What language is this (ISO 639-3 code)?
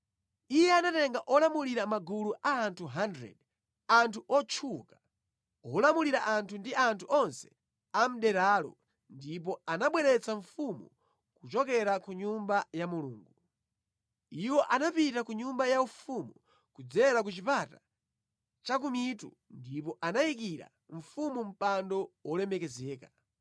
nya